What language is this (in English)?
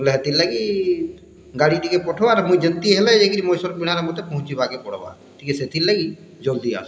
Odia